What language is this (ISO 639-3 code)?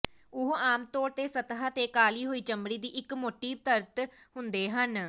pan